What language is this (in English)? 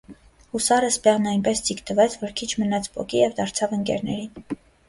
Armenian